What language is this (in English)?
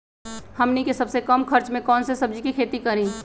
Magahi